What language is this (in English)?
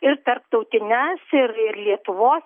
Lithuanian